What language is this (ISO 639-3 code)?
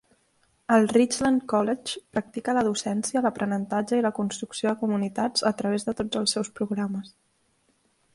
cat